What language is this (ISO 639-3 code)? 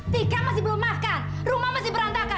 ind